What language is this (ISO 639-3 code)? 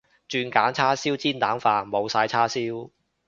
yue